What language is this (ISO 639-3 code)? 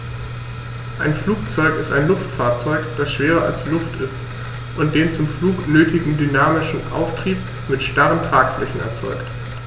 deu